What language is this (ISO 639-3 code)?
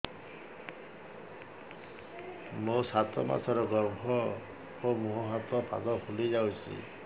ori